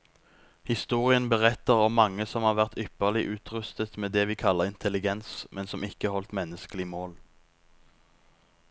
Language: Norwegian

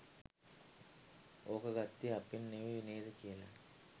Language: Sinhala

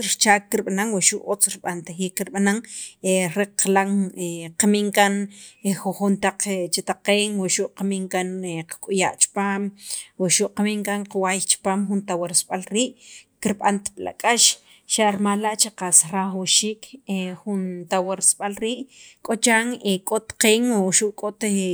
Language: Sacapulteco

